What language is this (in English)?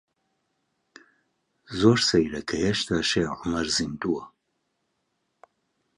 Central Kurdish